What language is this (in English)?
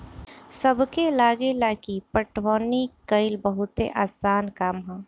Bhojpuri